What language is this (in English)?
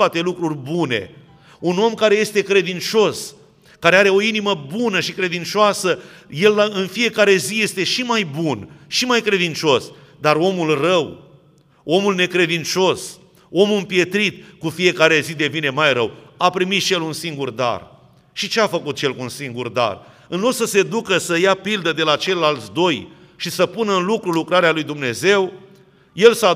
Romanian